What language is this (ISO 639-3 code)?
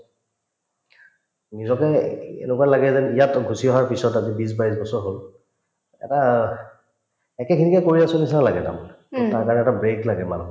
asm